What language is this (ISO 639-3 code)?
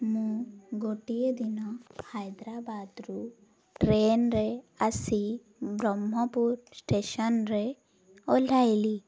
ori